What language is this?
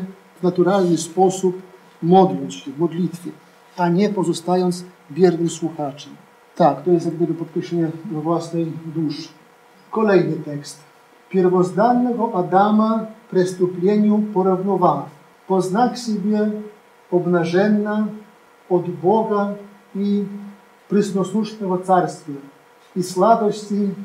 Polish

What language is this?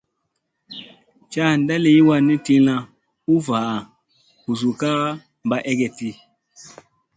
Musey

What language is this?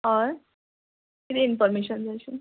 Konkani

